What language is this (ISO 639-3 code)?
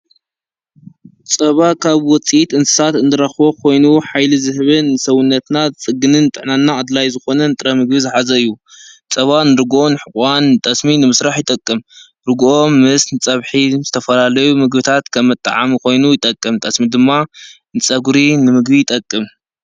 tir